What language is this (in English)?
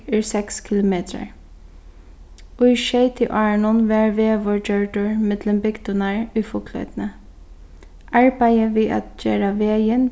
Faroese